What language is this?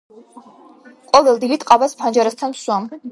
Georgian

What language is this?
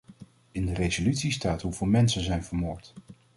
Dutch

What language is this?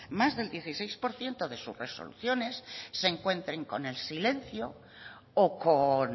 Spanish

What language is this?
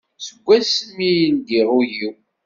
Kabyle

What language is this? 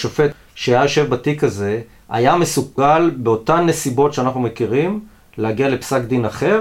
Hebrew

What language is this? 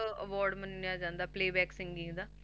Punjabi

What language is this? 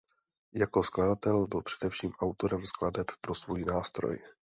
Czech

